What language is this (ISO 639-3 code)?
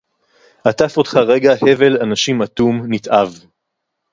heb